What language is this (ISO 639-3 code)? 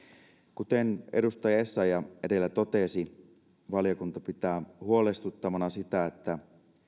fin